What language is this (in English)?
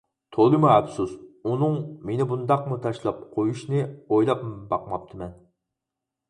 Uyghur